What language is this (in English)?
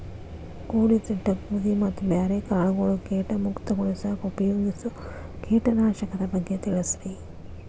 Kannada